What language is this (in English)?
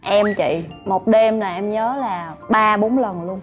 Vietnamese